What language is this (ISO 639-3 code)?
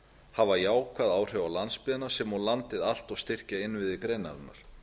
isl